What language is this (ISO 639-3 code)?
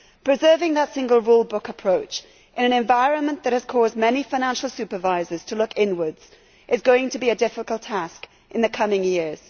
eng